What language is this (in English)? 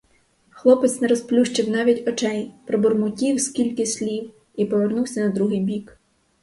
Ukrainian